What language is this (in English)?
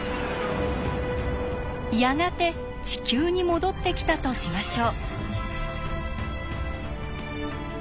Japanese